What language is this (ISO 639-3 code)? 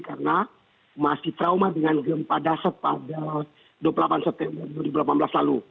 ind